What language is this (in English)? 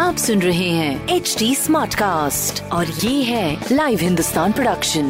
Hindi